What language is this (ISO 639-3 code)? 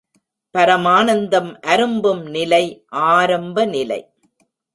tam